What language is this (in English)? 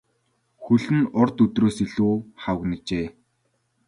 Mongolian